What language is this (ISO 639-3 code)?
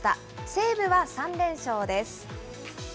jpn